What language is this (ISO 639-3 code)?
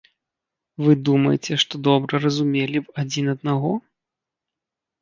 bel